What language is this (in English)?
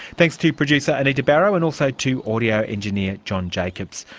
English